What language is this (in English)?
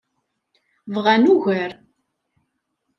Kabyle